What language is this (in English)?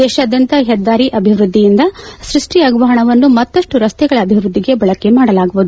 Kannada